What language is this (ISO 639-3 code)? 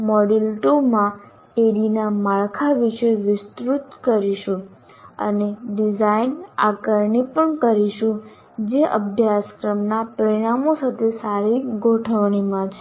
guj